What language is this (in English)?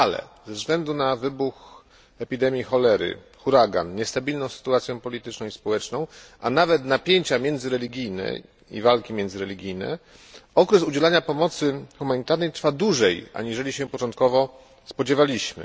Polish